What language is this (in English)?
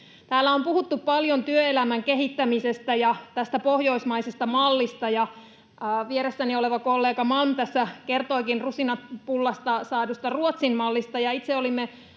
Finnish